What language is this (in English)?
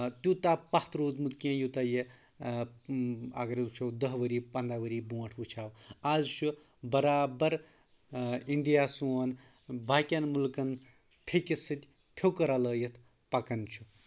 Kashmiri